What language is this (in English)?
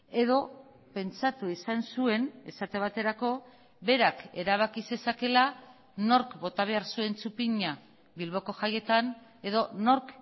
Basque